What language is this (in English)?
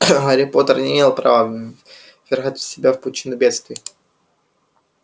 Russian